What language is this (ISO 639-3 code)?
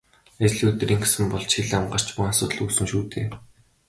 mon